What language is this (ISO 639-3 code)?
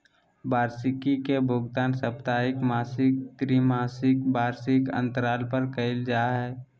mag